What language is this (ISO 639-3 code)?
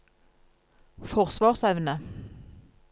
nor